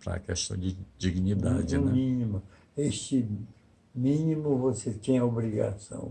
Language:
Portuguese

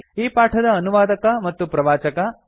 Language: Kannada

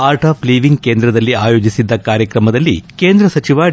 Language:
Kannada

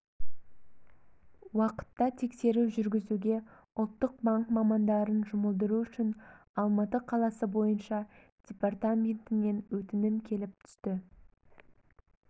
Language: Kazakh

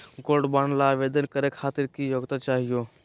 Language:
Magahi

